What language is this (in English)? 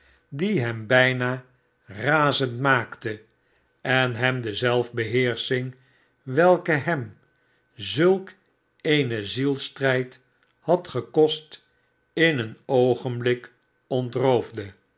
Dutch